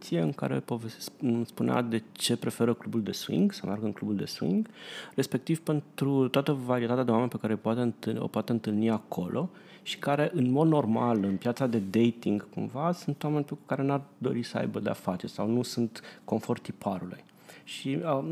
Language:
Romanian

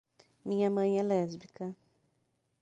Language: Portuguese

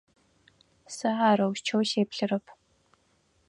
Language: Adyghe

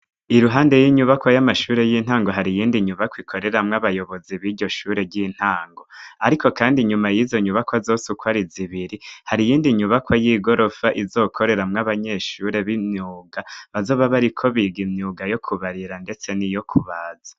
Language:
Rundi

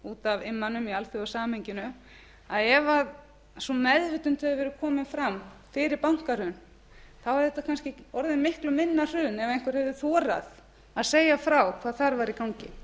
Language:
Icelandic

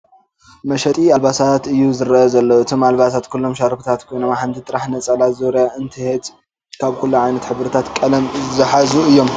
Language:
Tigrinya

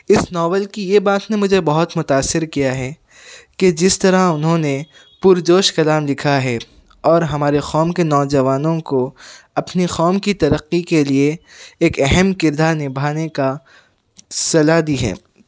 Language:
Urdu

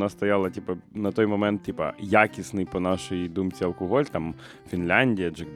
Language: Ukrainian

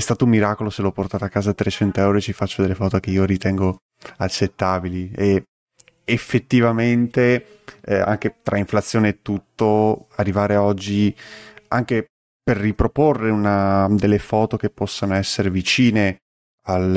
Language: Italian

